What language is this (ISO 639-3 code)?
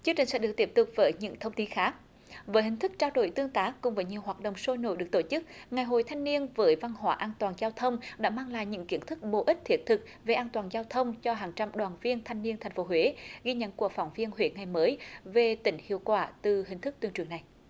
vie